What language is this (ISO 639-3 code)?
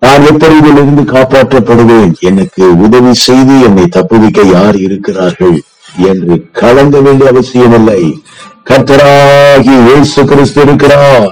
tam